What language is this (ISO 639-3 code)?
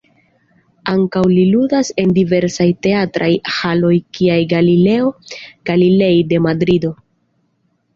epo